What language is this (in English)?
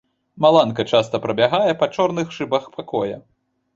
Belarusian